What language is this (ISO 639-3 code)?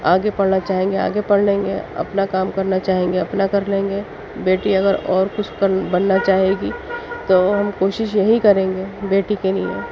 urd